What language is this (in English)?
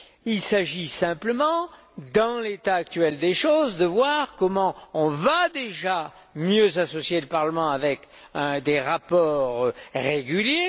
French